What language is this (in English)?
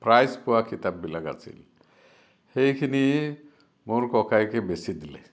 Assamese